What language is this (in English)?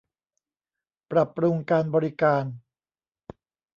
Thai